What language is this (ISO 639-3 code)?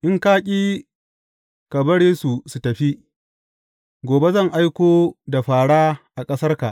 hau